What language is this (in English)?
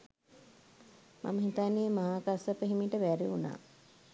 Sinhala